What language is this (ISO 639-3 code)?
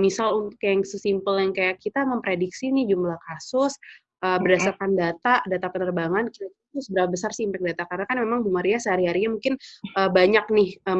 ind